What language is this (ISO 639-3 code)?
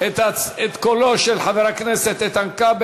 heb